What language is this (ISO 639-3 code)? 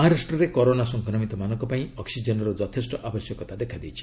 ori